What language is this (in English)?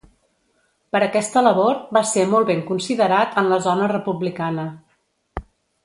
Catalan